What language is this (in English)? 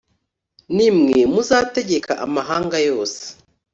Kinyarwanda